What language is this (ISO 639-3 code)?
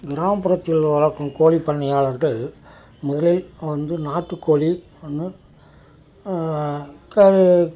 tam